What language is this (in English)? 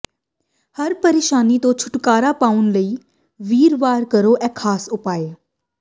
Punjabi